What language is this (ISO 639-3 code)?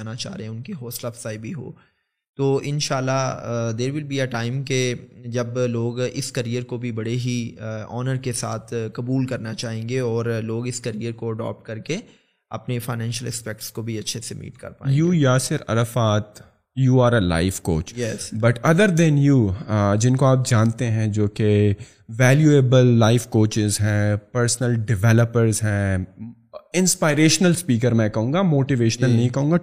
urd